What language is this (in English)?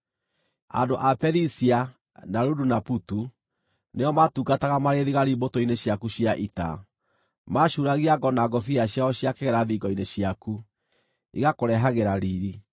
Kikuyu